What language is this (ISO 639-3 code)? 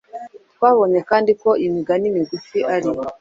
kin